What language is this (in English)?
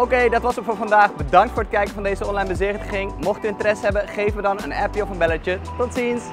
Dutch